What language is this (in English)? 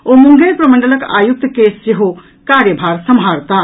Maithili